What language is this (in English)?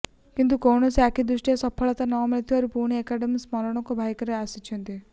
Odia